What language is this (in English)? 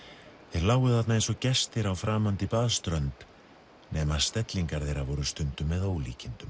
Icelandic